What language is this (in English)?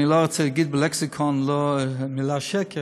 Hebrew